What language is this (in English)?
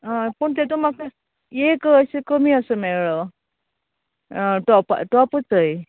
Konkani